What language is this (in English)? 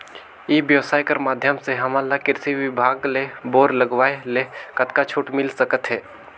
Chhattisgarhi